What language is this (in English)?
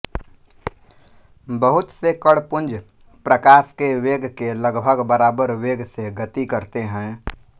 Hindi